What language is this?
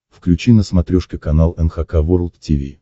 Russian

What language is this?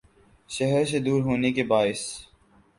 Urdu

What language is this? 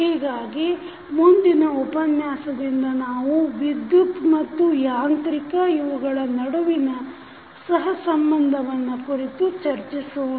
Kannada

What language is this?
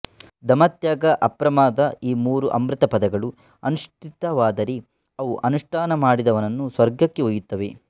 Kannada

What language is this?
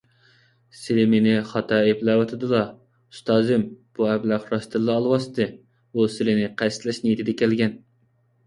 Uyghur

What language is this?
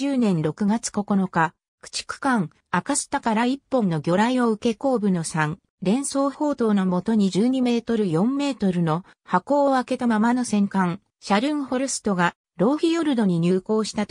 Japanese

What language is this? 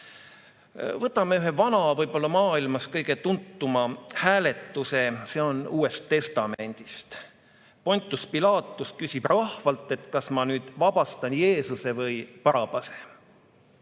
Estonian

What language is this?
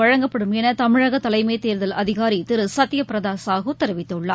Tamil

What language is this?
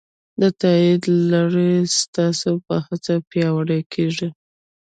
Pashto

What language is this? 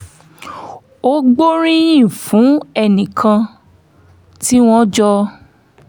Yoruba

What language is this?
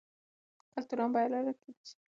Pashto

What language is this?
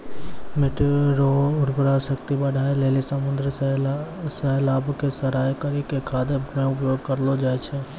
Maithili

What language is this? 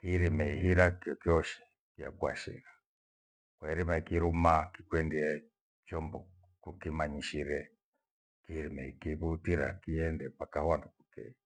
Gweno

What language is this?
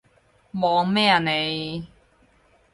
Cantonese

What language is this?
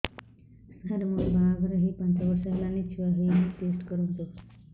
Odia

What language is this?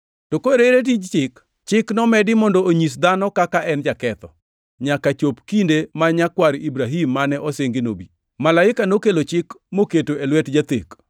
Luo (Kenya and Tanzania)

